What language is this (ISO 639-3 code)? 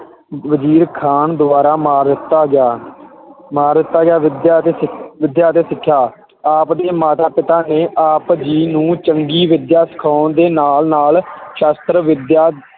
pan